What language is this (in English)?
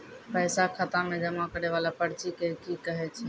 Maithili